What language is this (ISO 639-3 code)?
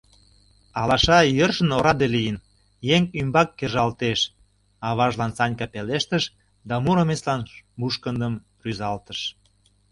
chm